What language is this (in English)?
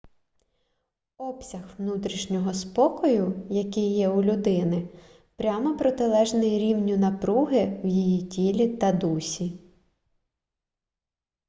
Ukrainian